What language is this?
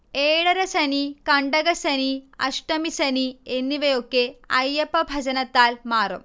Malayalam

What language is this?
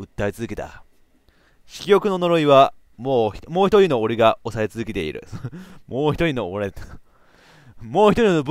Japanese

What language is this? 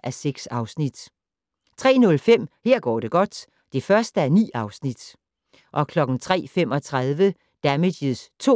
Danish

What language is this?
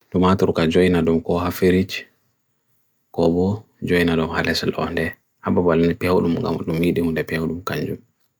Bagirmi Fulfulde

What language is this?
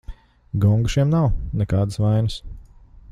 Latvian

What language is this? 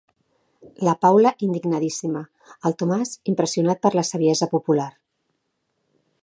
Catalan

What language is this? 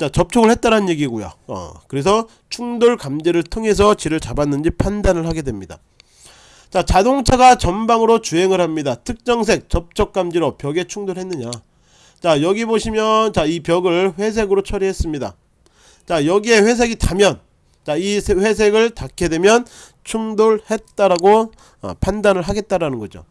Korean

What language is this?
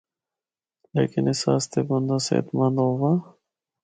Northern Hindko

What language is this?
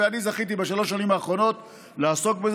Hebrew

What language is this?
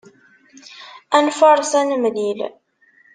Kabyle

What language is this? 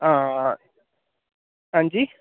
Dogri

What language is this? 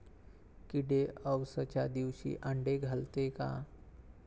Marathi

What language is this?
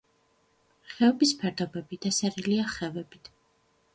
Georgian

